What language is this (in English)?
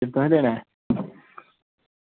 Dogri